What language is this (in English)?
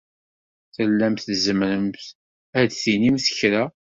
Kabyle